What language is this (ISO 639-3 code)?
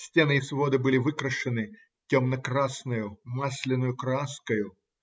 rus